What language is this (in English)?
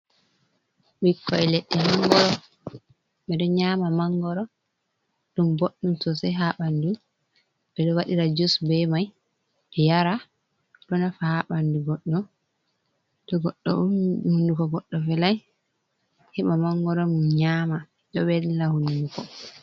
Fula